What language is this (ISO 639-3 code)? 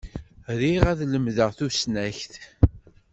kab